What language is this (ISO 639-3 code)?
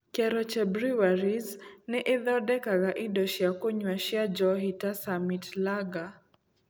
kik